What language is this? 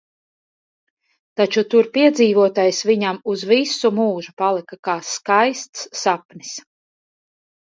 Latvian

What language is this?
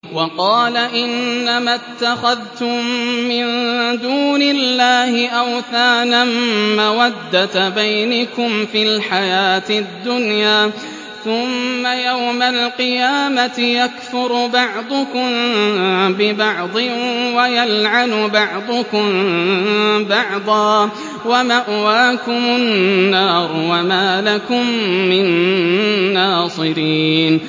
Arabic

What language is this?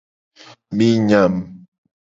Gen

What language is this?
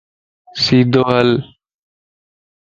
Lasi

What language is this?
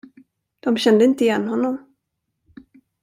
Swedish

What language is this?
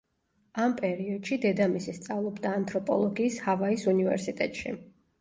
Georgian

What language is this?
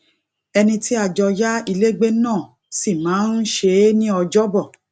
Yoruba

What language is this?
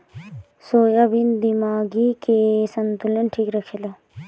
Bhojpuri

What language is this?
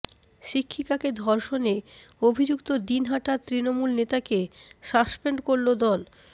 Bangla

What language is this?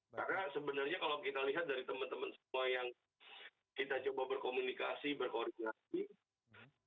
Indonesian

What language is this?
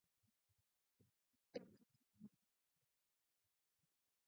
Basque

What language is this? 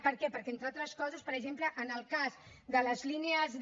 Catalan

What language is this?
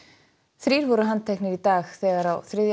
Icelandic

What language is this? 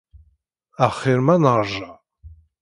Kabyle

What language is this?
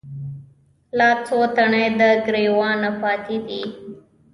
Pashto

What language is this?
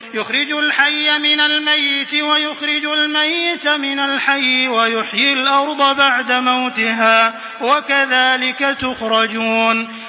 Arabic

